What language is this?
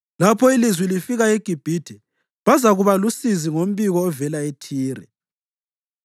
North Ndebele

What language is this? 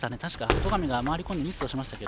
Japanese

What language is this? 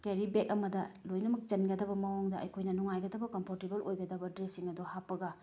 Manipuri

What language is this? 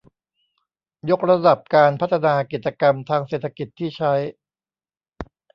Thai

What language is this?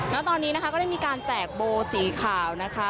Thai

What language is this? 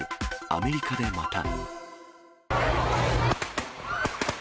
Japanese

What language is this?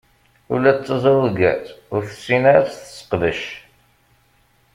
Kabyle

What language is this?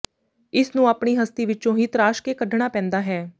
Punjabi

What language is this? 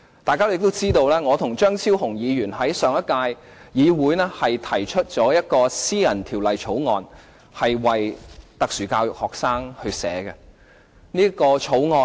Cantonese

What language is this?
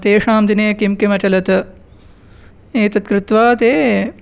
Sanskrit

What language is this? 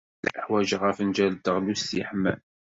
Kabyle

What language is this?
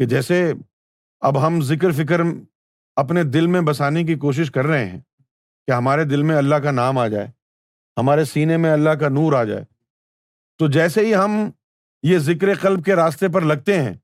Urdu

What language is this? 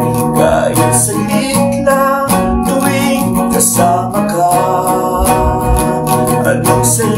Indonesian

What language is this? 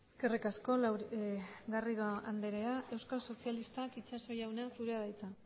Basque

